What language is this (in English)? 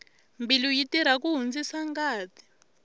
Tsonga